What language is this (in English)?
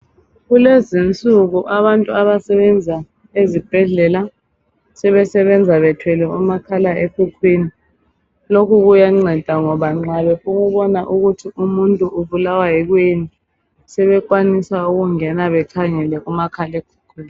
North Ndebele